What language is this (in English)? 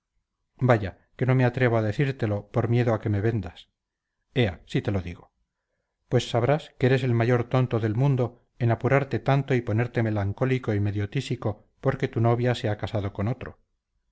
Spanish